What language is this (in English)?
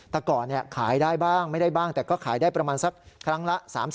Thai